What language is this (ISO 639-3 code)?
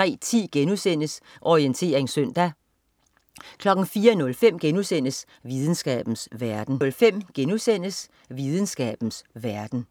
dan